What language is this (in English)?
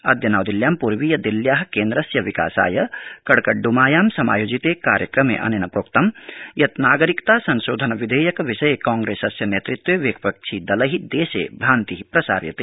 Sanskrit